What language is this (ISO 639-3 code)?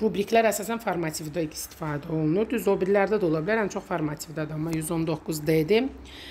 tur